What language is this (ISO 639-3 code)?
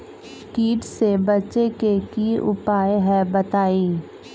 mag